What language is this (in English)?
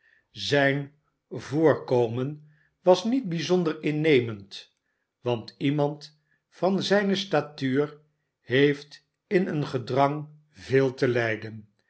Dutch